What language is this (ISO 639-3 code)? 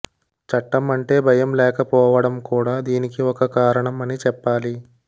tel